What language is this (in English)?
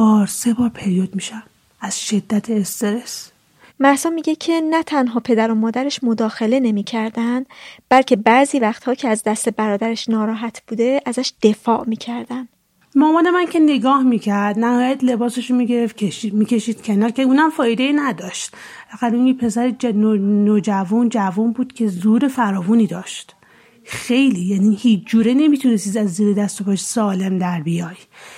Persian